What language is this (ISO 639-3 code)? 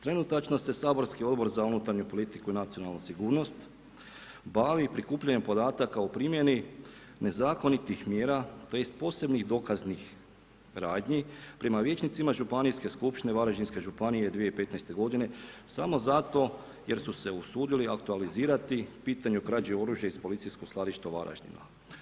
hrv